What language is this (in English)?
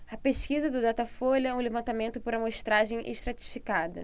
Portuguese